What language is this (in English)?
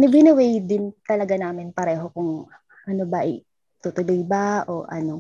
Filipino